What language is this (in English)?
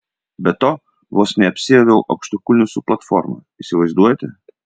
Lithuanian